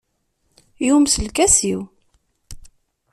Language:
Kabyle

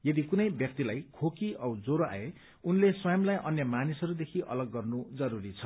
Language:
Nepali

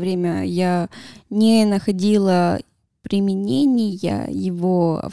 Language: Russian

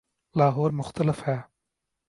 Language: Urdu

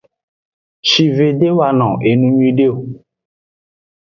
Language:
Aja (Benin)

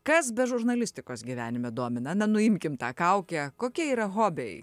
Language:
Lithuanian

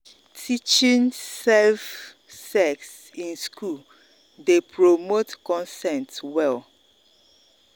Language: Nigerian Pidgin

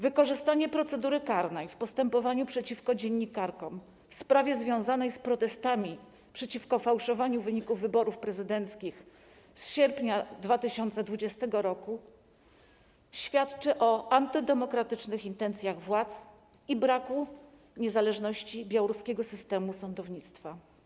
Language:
Polish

